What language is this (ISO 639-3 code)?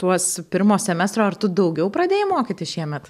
lit